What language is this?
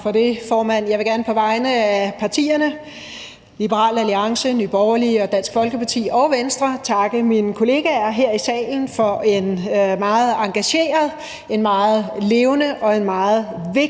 Danish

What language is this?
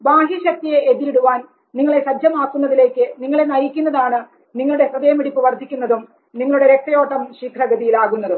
Malayalam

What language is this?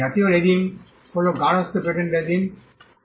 Bangla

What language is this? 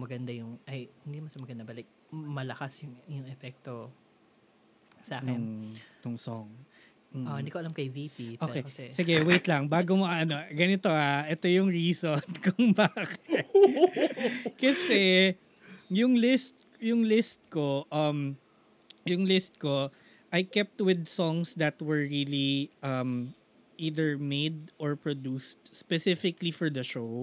Filipino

